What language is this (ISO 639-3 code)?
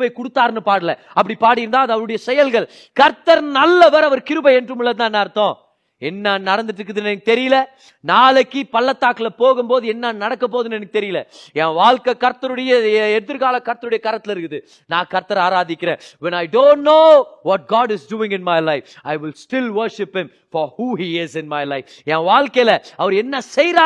tam